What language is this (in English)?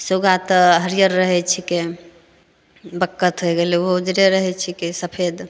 Maithili